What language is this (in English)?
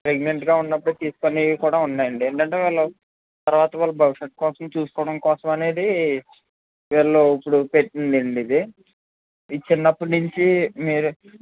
Telugu